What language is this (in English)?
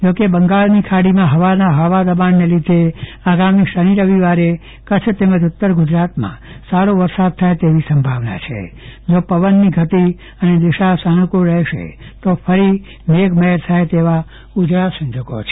Gujarati